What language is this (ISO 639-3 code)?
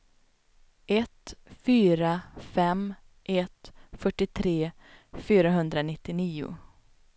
swe